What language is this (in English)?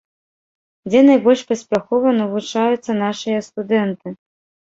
Belarusian